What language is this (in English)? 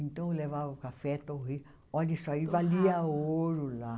Portuguese